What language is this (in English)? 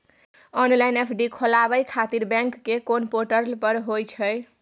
Maithili